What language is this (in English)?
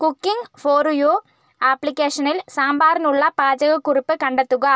Malayalam